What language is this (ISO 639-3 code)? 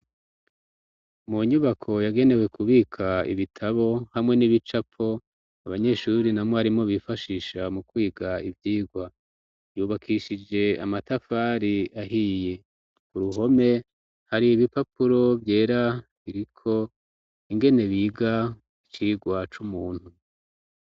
run